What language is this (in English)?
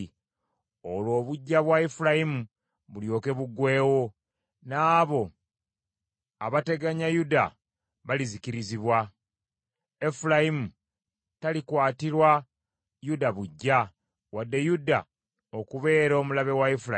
Ganda